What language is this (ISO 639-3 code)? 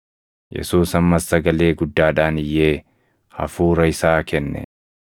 orm